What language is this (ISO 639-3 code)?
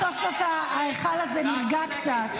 heb